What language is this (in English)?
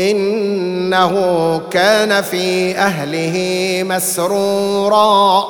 Arabic